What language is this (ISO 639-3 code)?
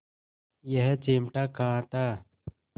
hin